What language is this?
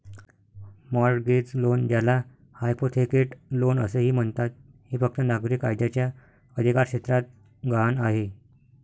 Marathi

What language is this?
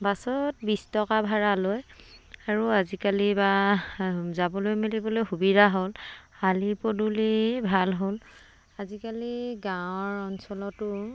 Assamese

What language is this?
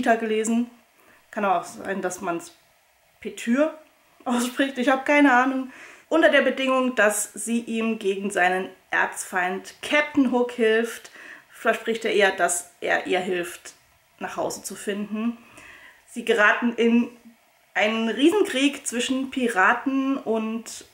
German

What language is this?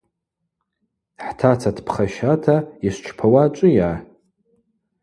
Abaza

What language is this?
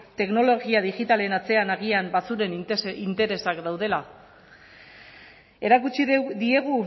Basque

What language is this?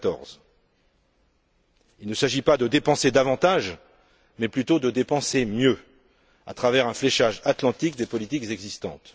French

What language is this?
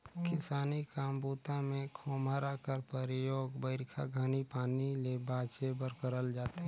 Chhattisgarhi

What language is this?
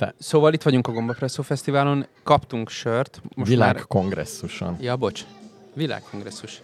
Hungarian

